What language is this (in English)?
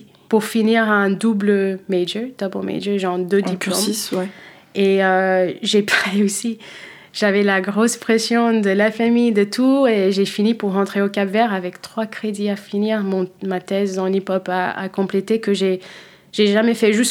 French